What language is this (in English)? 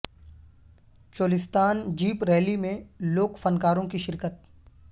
Urdu